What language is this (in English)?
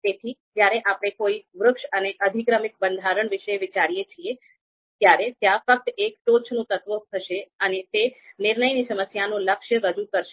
Gujarati